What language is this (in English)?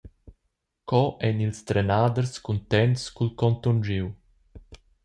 Romansh